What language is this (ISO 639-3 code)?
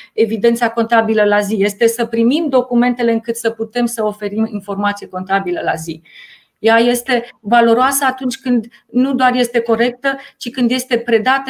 ron